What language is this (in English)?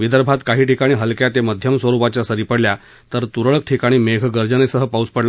Marathi